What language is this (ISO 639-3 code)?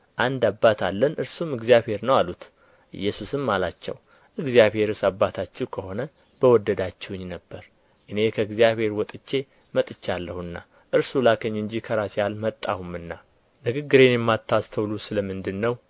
amh